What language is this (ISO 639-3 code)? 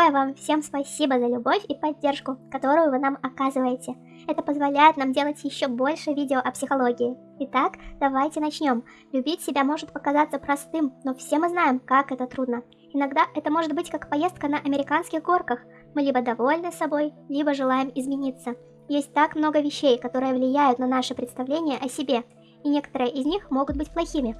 rus